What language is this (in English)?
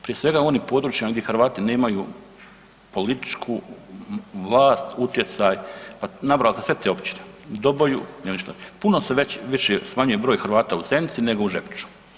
Croatian